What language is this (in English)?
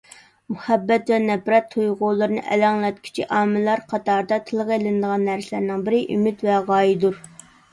Uyghur